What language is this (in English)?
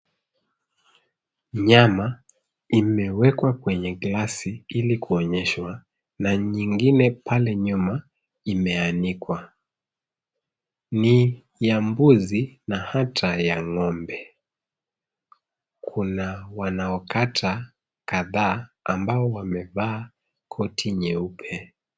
Swahili